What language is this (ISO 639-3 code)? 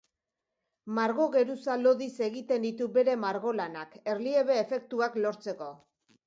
eus